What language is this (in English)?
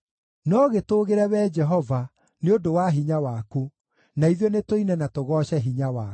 Kikuyu